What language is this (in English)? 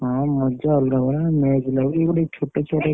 Odia